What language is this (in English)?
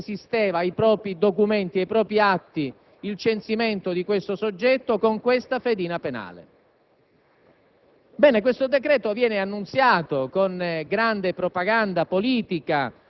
Italian